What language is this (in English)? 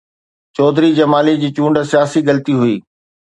Sindhi